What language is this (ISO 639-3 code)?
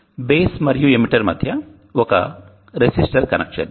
tel